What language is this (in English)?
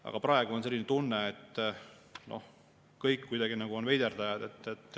Estonian